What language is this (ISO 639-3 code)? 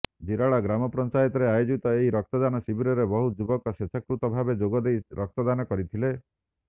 ori